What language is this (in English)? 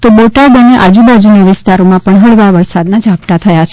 Gujarati